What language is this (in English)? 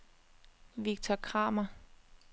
Danish